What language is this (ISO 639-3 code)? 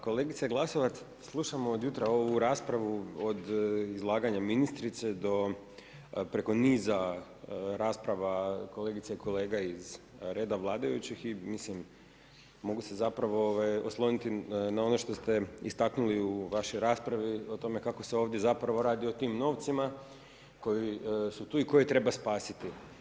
hrv